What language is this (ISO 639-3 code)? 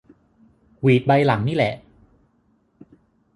tha